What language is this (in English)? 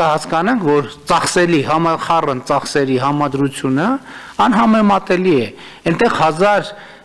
Romanian